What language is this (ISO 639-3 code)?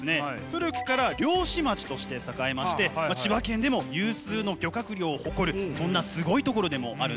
jpn